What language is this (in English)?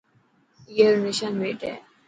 Dhatki